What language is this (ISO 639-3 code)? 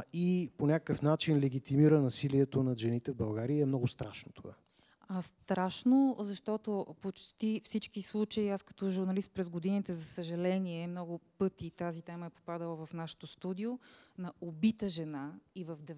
bul